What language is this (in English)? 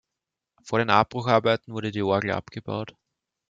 German